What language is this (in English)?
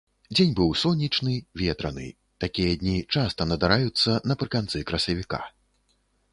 Belarusian